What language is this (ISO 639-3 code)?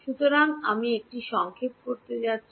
ben